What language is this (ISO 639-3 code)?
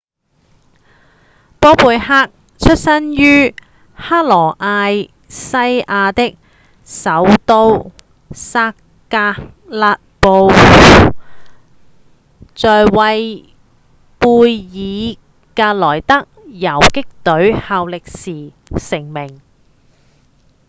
yue